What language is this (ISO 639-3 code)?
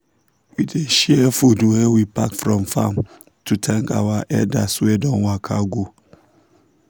pcm